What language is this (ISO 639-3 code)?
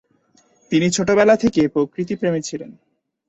ben